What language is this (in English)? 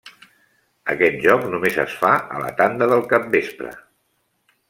Catalan